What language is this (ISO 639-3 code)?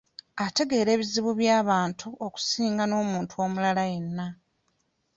lug